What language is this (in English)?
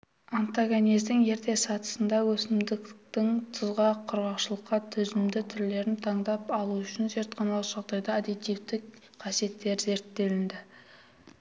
Kazakh